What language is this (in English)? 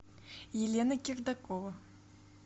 Russian